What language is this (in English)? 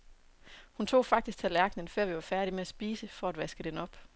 Danish